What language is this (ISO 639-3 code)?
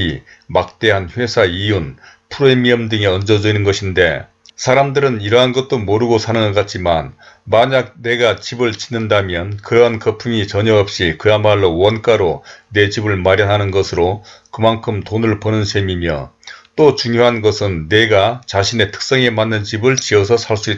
kor